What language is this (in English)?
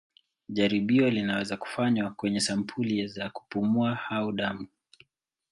Swahili